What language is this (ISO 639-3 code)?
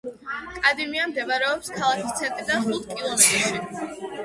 kat